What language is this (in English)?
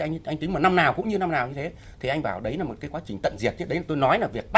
Vietnamese